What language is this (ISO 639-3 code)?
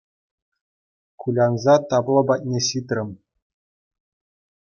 chv